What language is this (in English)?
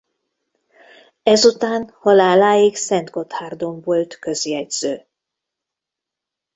Hungarian